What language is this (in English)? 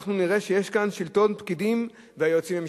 Hebrew